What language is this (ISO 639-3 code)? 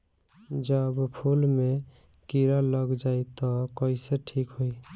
bho